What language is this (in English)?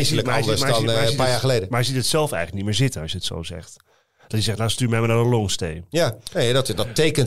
Dutch